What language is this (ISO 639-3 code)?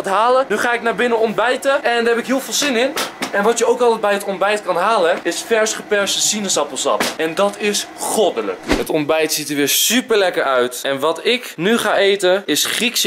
nld